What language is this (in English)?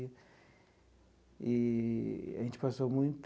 Portuguese